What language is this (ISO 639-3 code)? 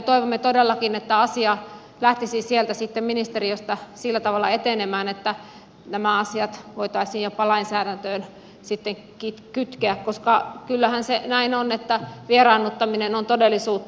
fin